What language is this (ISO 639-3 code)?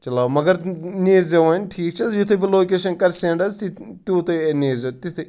kas